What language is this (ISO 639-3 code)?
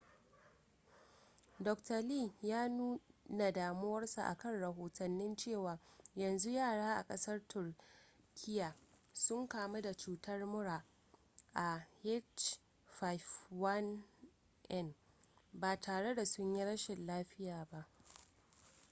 hau